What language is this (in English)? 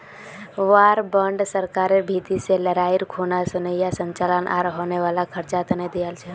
Magahi